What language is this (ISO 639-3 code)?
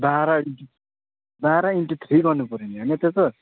nep